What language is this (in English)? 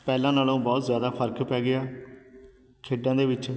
Punjabi